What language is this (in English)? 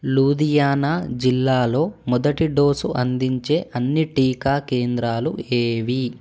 Telugu